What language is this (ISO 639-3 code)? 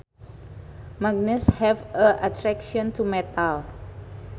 sun